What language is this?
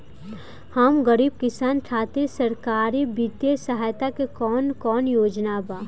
Bhojpuri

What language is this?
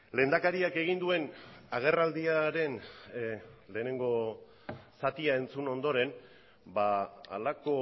Basque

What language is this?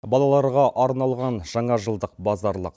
Kazakh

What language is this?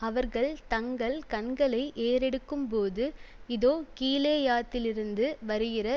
Tamil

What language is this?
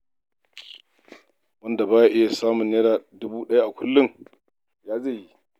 Hausa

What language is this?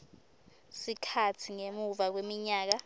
Swati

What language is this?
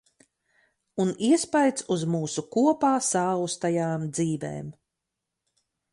Latvian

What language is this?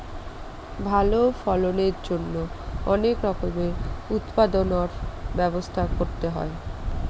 Bangla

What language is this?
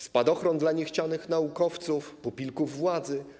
Polish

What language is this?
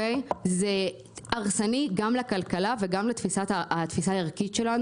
Hebrew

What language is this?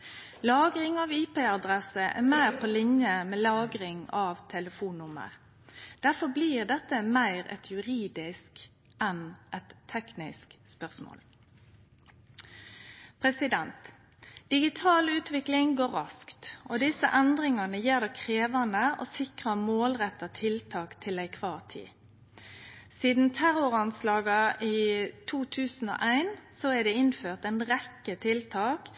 Norwegian Nynorsk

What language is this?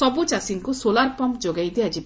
Odia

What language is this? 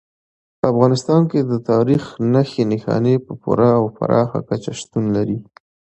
Pashto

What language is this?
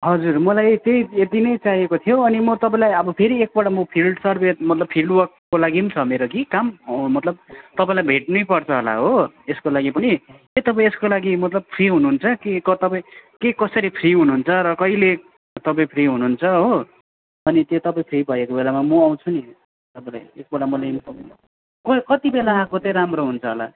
Nepali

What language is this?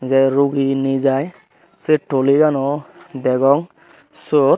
Chakma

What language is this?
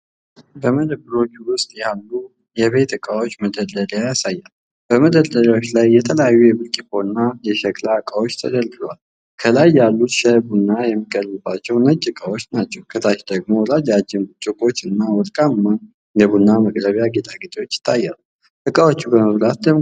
Amharic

